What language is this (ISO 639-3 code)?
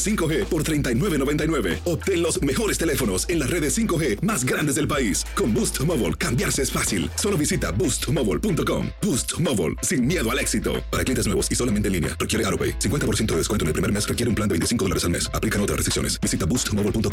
spa